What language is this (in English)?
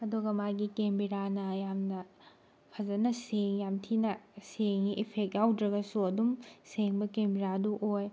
Manipuri